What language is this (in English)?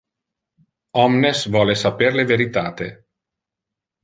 Interlingua